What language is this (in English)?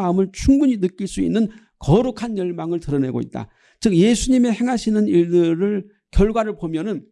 Korean